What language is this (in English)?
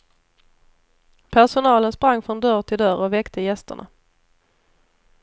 Swedish